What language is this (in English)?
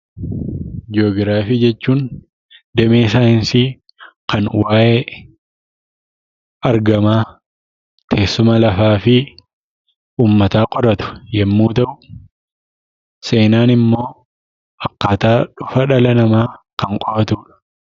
Oromo